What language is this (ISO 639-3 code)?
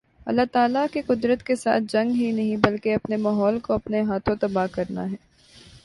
urd